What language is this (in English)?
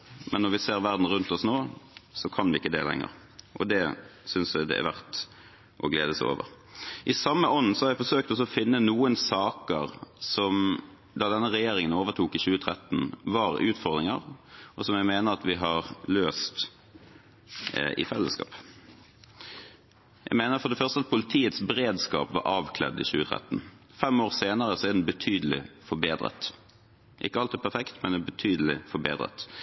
Norwegian Bokmål